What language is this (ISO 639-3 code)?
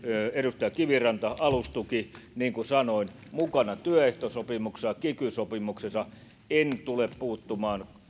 fin